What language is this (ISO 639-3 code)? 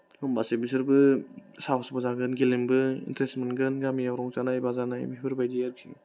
brx